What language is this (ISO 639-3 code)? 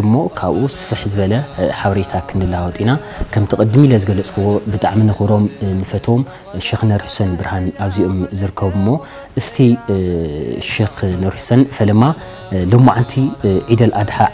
ara